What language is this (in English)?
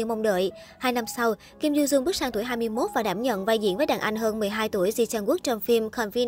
Vietnamese